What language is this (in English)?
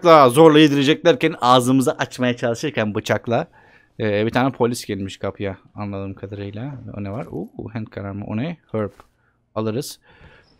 Turkish